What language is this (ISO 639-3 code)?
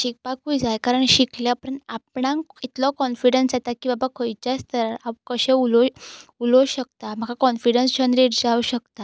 kok